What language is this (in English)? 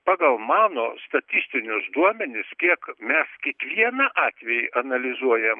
Lithuanian